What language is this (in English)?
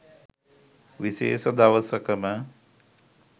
Sinhala